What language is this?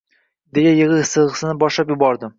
Uzbek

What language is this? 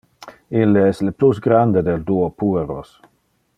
Interlingua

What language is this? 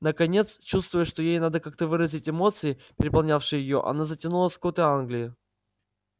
Russian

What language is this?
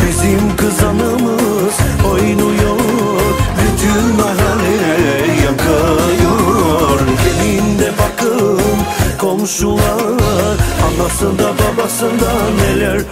Turkish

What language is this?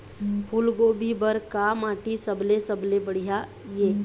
Chhattisgarhi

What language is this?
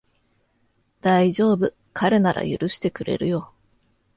Japanese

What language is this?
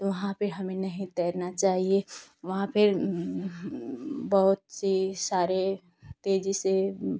Hindi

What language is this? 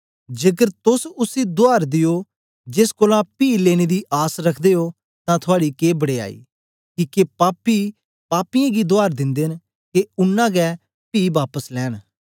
Dogri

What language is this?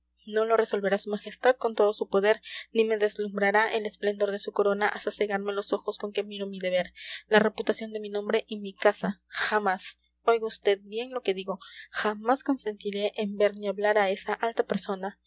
Spanish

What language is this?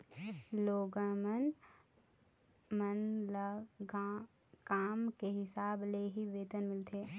Chhattisgarhi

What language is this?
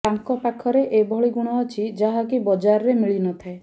Odia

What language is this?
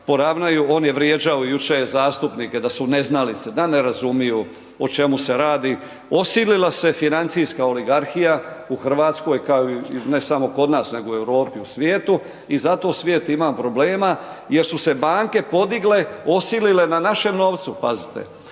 Croatian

